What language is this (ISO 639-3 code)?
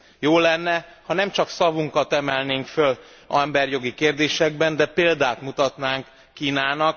hun